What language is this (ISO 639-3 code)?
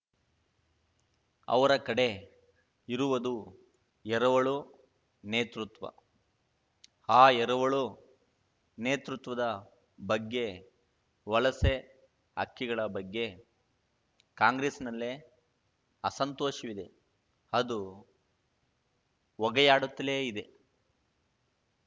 kan